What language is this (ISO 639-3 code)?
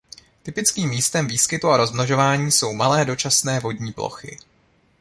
ces